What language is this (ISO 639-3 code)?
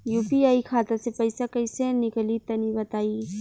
bho